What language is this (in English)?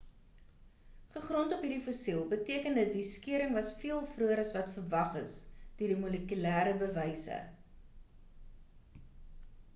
Afrikaans